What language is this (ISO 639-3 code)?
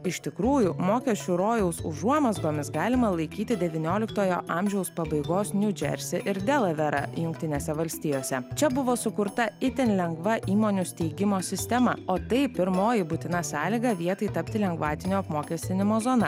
lit